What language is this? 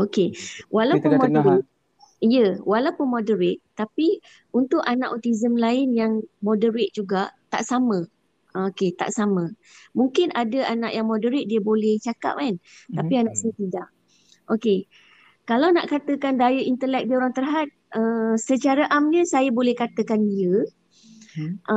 Malay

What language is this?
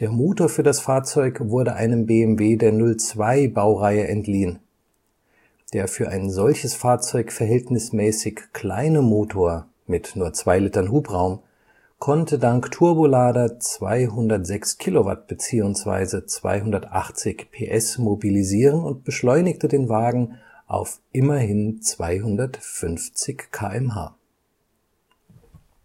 German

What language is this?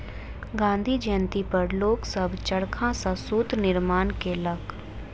Maithili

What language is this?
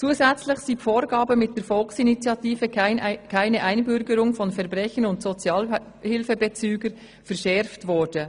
Swiss German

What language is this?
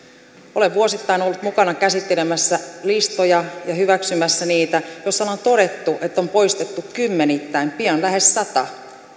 Finnish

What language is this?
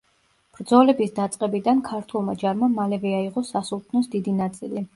Georgian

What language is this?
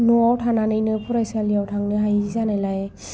Bodo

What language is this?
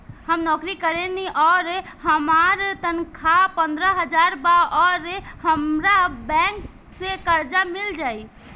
Bhojpuri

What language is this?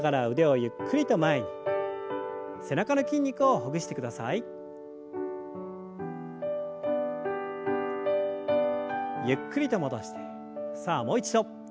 Japanese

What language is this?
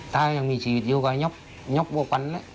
Thai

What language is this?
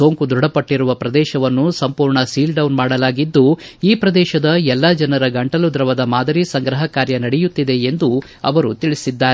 Kannada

